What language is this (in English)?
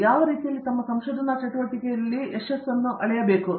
Kannada